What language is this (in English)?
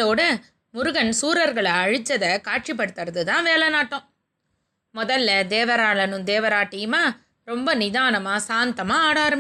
Tamil